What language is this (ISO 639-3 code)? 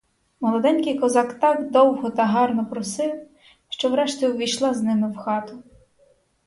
ukr